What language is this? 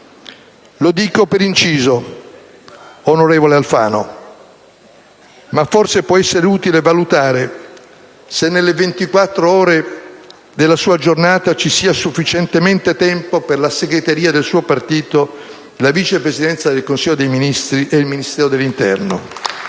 Italian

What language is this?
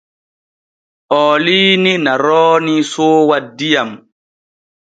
Borgu Fulfulde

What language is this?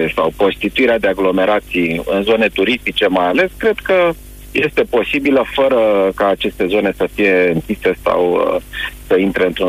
Romanian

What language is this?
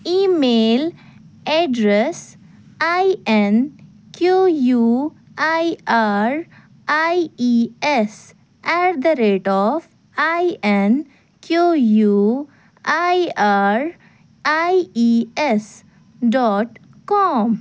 Kashmiri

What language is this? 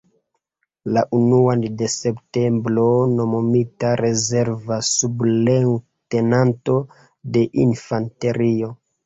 Esperanto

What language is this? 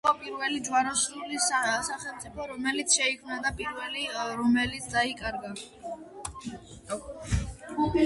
Georgian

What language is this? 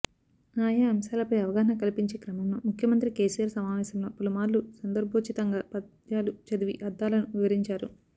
Telugu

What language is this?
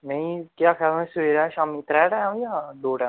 Dogri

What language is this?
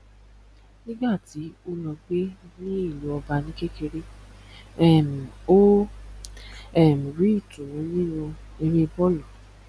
Yoruba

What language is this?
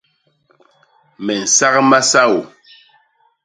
Basaa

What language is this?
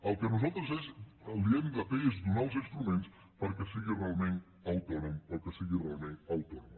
Catalan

